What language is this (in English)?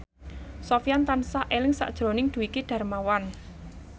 Javanese